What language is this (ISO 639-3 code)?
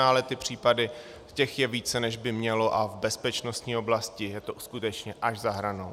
ces